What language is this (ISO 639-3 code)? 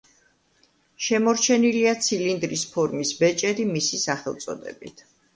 kat